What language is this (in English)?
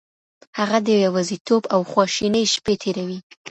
Pashto